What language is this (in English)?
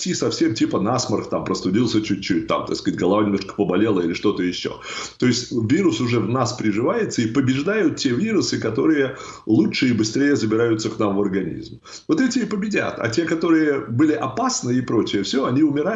Russian